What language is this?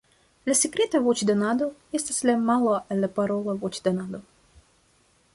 Esperanto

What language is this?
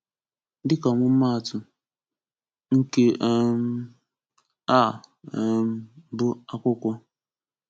Igbo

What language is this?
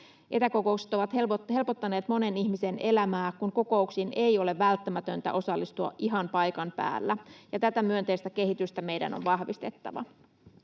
Finnish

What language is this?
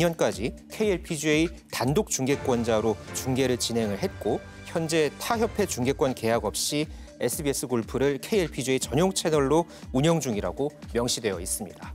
Korean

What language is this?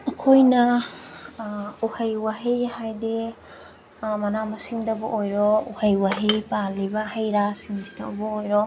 Manipuri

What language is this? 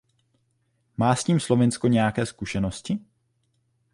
Czech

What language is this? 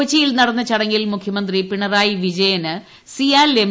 Malayalam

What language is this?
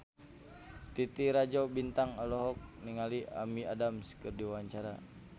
Sundanese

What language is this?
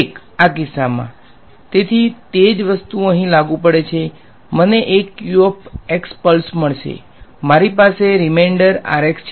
Gujarati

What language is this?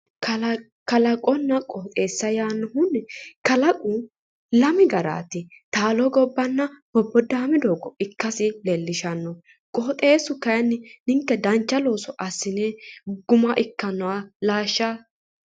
Sidamo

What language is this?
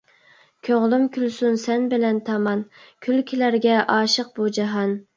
Uyghur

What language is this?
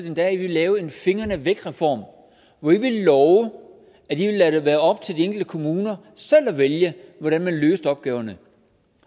Danish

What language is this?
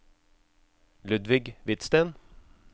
Norwegian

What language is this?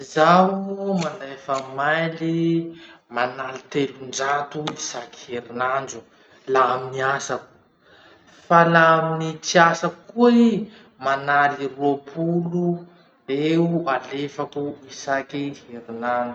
Masikoro Malagasy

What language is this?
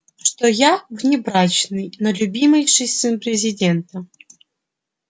Russian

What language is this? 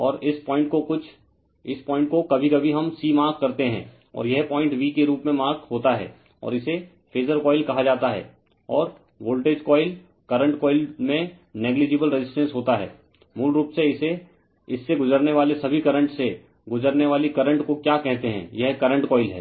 Hindi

